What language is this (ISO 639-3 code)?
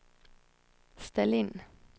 swe